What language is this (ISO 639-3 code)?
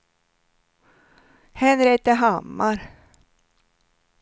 swe